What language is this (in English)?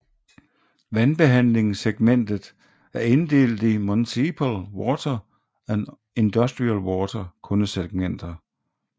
Danish